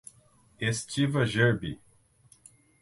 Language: Portuguese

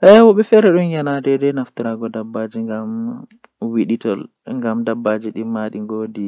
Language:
Western Niger Fulfulde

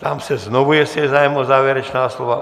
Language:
Czech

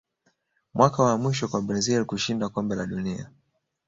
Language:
Swahili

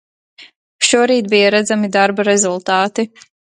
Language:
Latvian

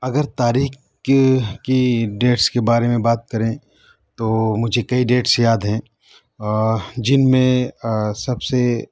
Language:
Urdu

